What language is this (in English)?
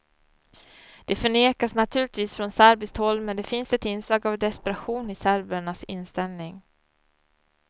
Swedish